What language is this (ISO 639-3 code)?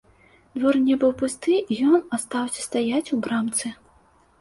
bel